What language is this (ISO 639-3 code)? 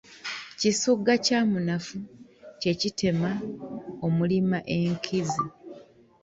lug